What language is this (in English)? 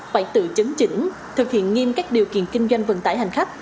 Vietnamese